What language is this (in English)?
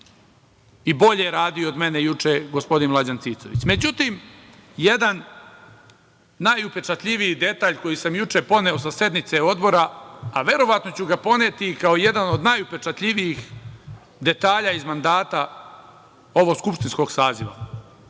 Serbian